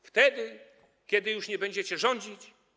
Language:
Polish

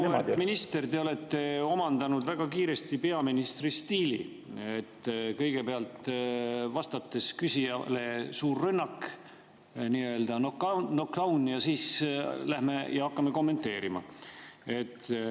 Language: Estonian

